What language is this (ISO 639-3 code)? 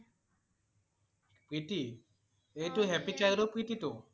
asm